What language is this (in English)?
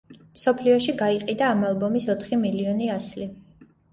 Georgian